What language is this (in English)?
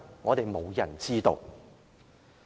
Cantonese